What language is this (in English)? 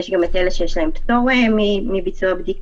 Hebrew